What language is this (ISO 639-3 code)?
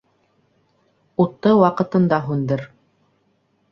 bak